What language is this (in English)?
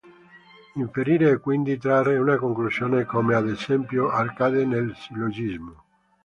Italian